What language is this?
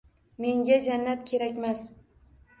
Uzbek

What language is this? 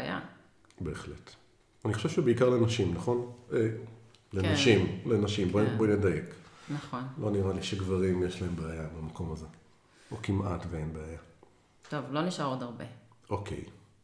Hebrew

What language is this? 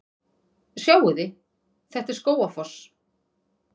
Icelandic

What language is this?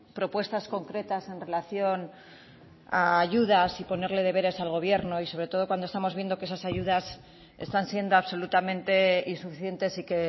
Spanish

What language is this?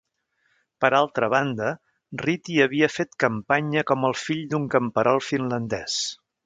Catalan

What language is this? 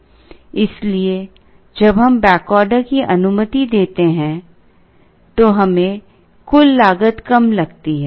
Hindi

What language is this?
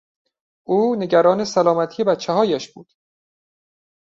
Persian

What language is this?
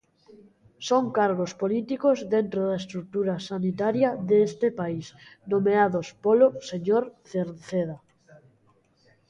Galician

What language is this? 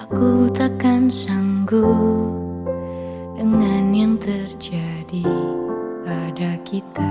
Indonesian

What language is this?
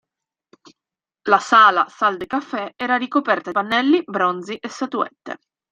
Italian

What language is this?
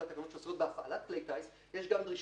Hebrew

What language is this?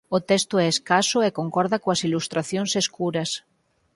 Galician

